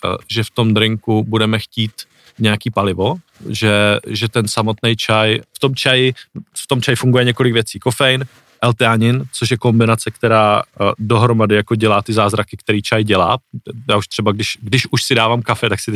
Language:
Czech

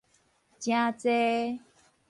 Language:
Min Nan Chinese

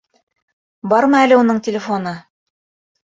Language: Bashkir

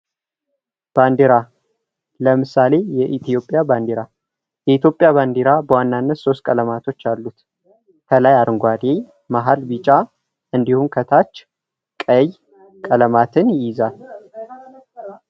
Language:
Amharic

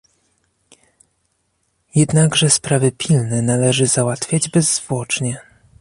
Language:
Polish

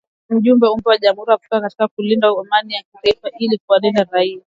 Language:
Swahili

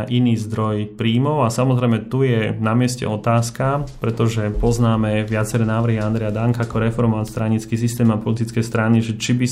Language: Slovak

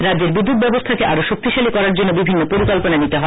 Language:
Bangla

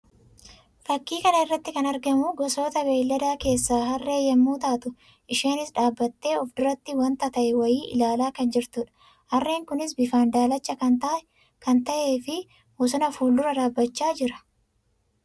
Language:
Oromo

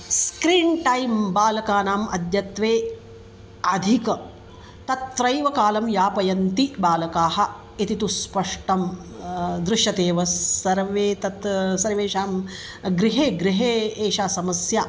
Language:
Sanskrit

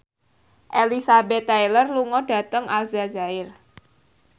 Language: Javanese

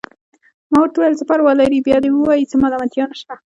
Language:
Pashto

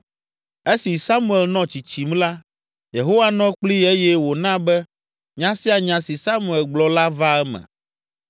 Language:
Ewe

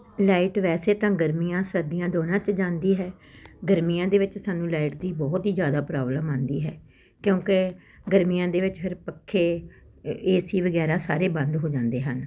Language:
Punjabi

